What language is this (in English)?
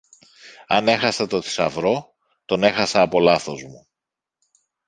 Greek